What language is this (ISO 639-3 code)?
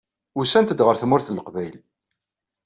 kab